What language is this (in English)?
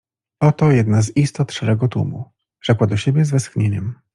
Polish